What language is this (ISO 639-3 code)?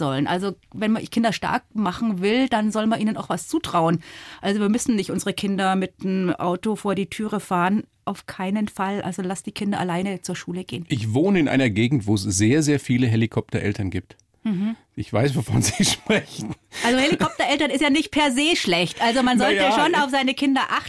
deu